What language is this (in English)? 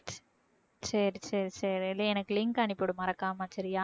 Tamil